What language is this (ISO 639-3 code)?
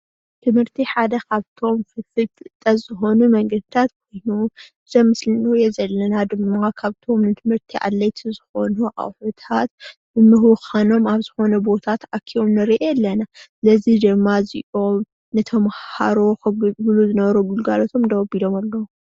tir